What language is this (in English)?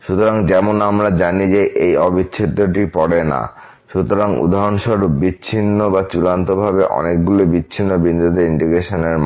Bangla